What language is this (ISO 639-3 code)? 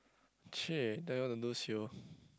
eng